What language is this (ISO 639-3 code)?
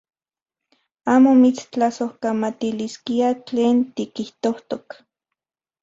ncx